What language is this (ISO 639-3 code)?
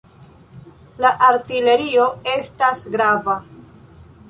epo